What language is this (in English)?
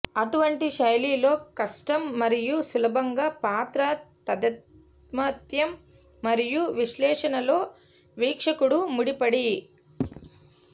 Telugu